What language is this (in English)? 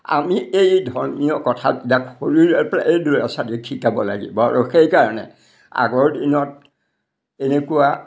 Assamese